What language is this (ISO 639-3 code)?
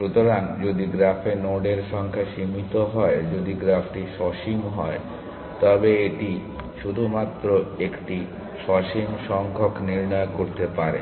ben